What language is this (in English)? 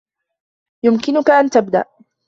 Arabic